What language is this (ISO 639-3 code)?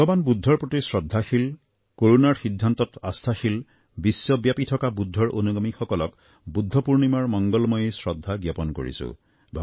asm